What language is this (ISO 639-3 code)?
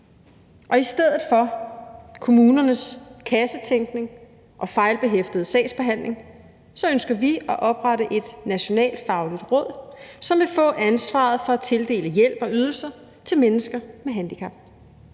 dan